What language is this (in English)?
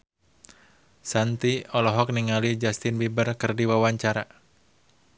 Sundanese